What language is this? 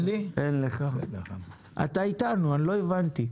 Hebrew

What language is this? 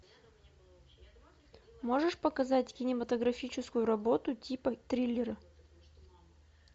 Russian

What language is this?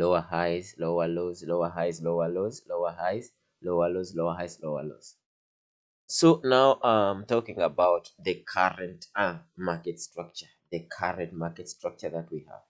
English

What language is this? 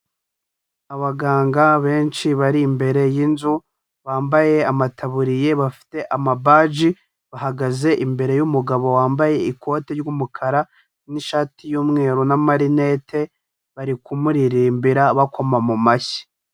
Kinyarwanda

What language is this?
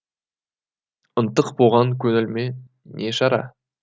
Kazakh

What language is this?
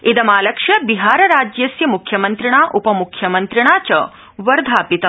Sanskrit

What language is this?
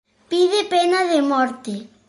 Galician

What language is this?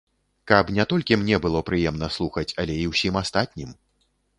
Belarusian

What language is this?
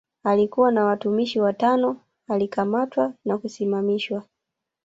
Swahili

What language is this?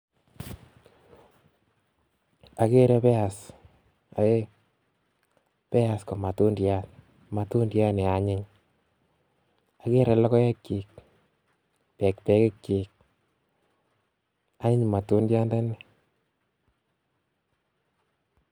Kalenjin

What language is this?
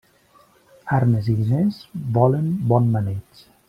Catalan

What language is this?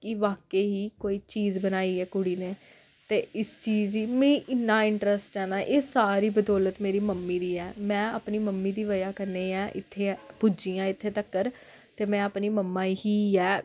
Dogri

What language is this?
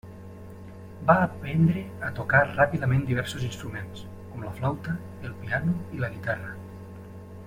Catalan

